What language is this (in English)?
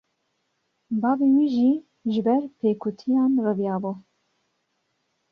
Kurdish